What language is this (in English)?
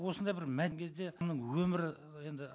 Kazakh